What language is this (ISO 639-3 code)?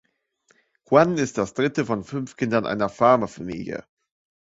deu